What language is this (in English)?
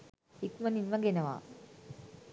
Sinhala